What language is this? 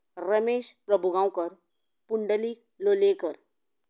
Konkani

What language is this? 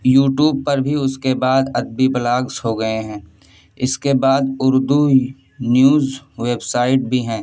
Urdu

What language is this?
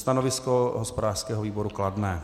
Czech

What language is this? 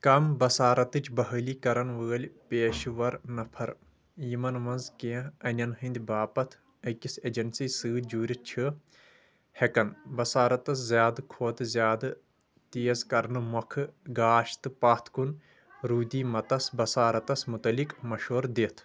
Kashmiri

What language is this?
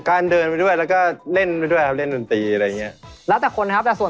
Thai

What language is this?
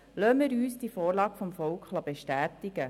Swiss German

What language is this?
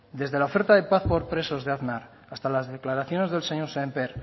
Spanish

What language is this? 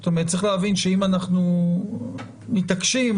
Hebrew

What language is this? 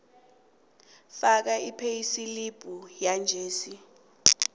South Ndebele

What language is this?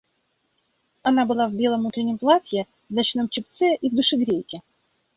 Russian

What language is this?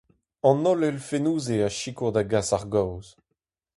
Breton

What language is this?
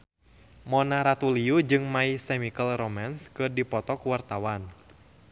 Sundanese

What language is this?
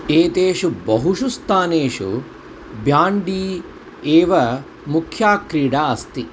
Sanskrit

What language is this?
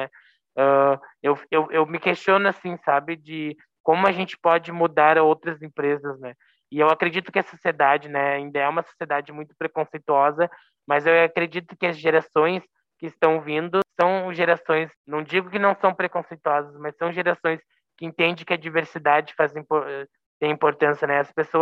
Portuguese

